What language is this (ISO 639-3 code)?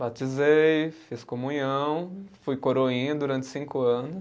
por